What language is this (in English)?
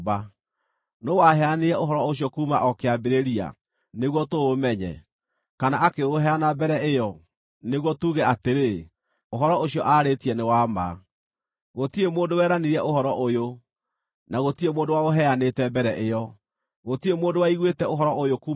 Kikuyu